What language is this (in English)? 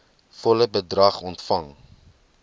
Afrikaans